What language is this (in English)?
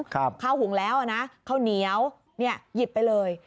Thai